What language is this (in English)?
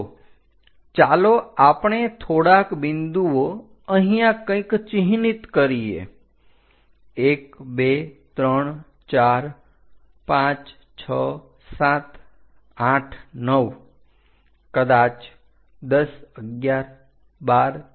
Gujarati